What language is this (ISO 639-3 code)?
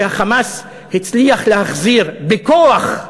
heb